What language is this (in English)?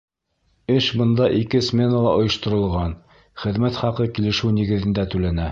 Bashkir